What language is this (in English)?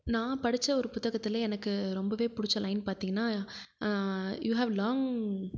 Tamil